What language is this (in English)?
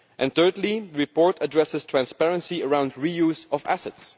English